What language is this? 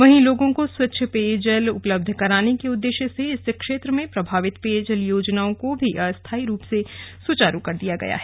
Hindi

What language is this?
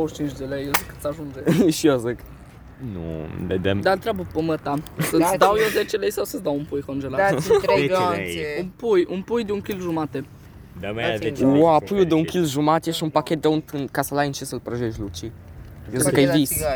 Romanian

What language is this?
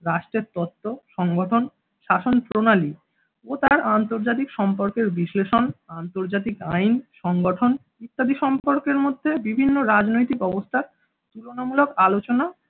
Bangla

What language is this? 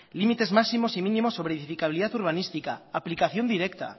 Spanish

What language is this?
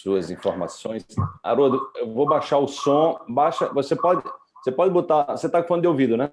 Portuguese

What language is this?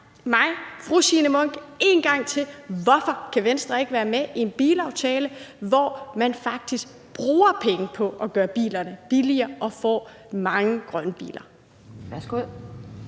Danish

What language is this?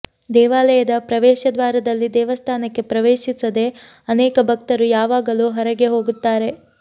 Kannada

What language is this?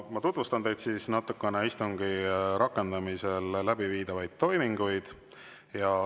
Estonian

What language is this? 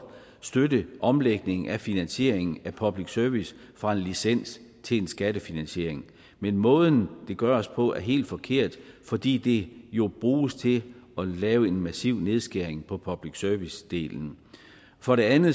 Danish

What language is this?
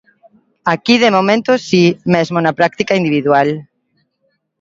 Galician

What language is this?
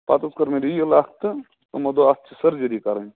Kashmiri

